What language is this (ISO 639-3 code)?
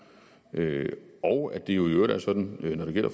dan